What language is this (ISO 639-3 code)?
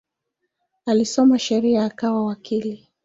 swa